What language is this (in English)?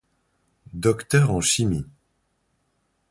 French